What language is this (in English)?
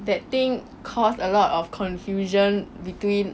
English